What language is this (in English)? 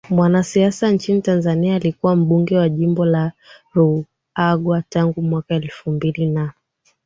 Swahili